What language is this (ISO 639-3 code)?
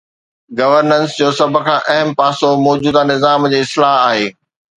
snd